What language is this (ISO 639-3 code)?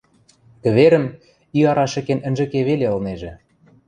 mrj